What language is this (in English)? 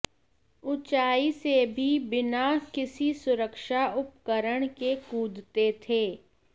Hindi